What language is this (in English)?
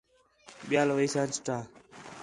Khetrani